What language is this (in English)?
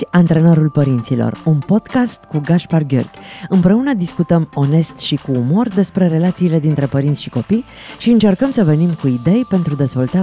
Romanian